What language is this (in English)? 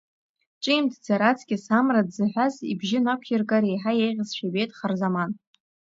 Abkhazian